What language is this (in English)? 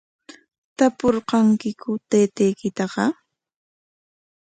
Corongo Ancash Quechua